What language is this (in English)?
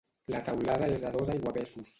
Catalan